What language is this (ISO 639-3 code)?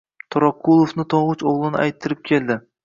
uzb